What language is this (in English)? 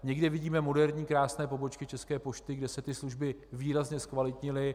Czech